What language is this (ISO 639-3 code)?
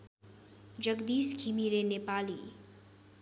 nep